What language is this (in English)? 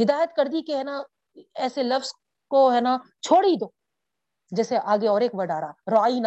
Urdu